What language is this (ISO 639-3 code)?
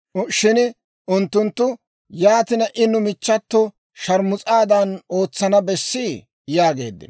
dwr